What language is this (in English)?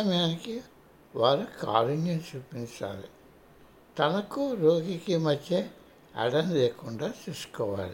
Telugu